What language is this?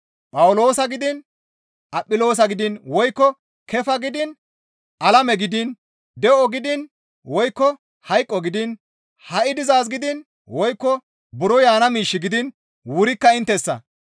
Gamo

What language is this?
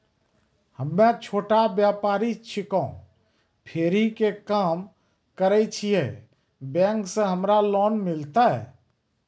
Maithili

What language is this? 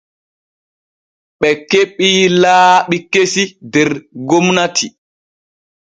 Borgu Fulfulde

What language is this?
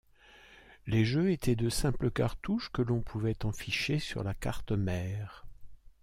French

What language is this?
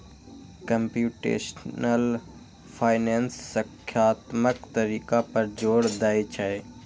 Maithili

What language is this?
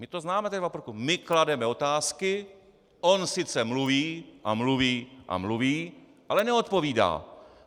Czech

